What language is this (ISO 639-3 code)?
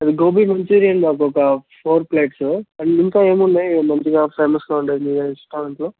tel